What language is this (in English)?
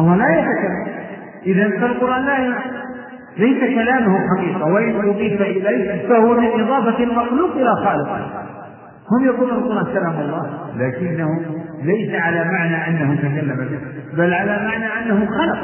Arabic